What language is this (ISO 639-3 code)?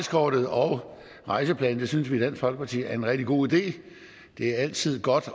dan